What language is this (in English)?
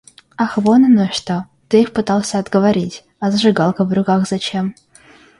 Russian